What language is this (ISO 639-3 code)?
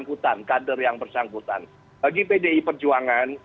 ind